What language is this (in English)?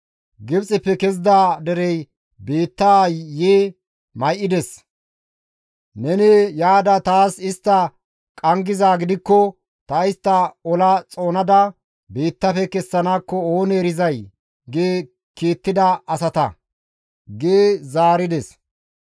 Gamo